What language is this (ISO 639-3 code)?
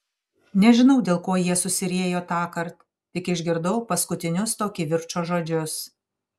lit